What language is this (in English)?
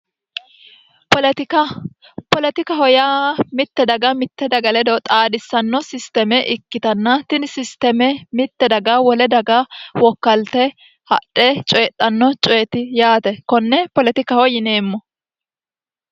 Sidamo